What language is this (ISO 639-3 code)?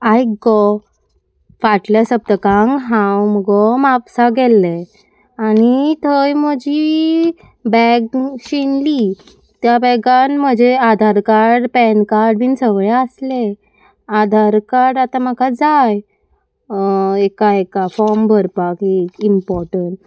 kok